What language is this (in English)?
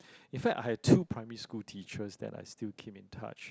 English